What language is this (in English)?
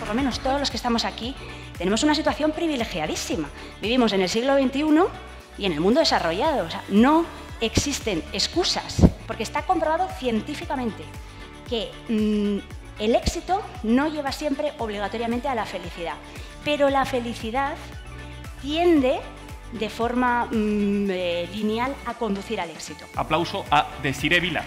Spanish